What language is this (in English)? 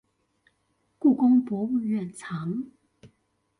Chinese